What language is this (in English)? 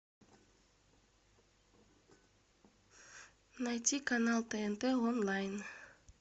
Russian